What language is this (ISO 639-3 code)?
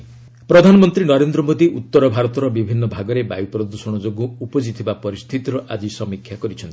ori